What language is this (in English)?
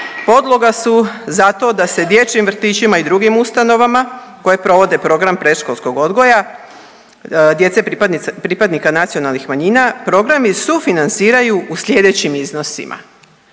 Croatian